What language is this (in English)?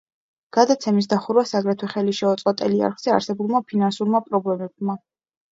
Georgian